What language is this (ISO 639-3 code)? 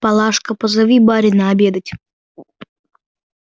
rus